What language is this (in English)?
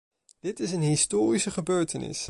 Dutch